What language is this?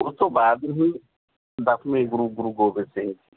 Punjabi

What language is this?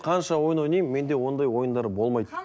Kazakh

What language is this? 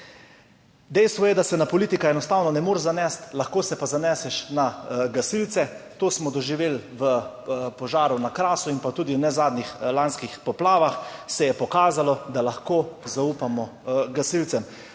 Slovenian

